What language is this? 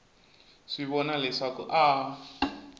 Tsonga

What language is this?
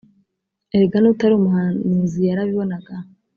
Kinyarwanda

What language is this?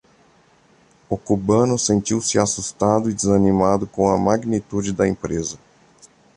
Portuguese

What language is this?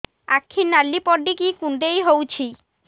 Odia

